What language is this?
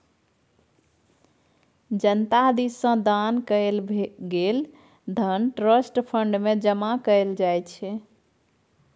Maithili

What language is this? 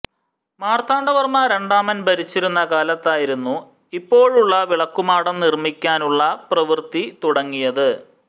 Malayalam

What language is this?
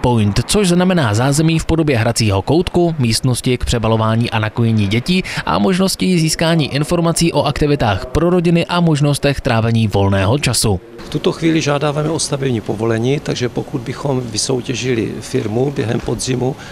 Czech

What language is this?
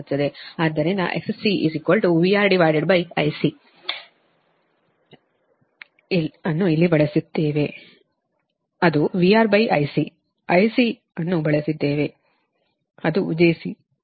Kannada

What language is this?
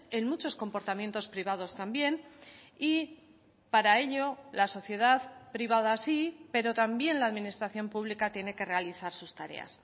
Spanish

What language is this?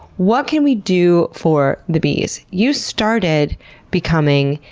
English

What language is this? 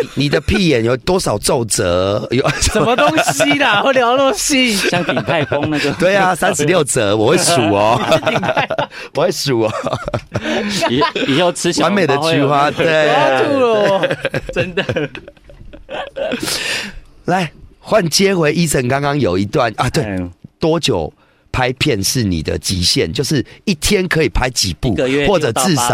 Chinese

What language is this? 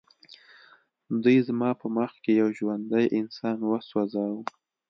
Pashto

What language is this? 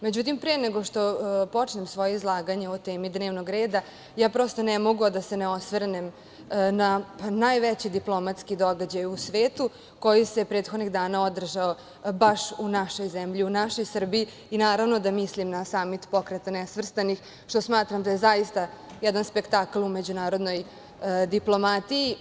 Serbian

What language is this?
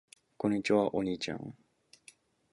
Japanese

